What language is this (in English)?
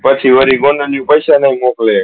Gujarati